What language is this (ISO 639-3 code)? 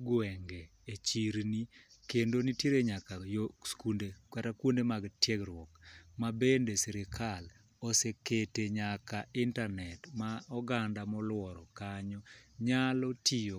luo